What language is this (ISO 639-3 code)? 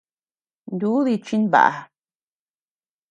cux